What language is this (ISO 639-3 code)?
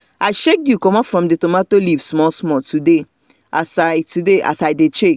pcm